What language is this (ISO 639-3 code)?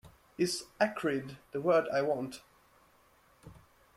eng